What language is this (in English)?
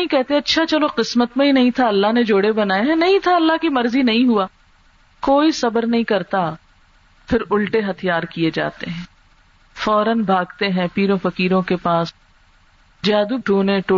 Urdu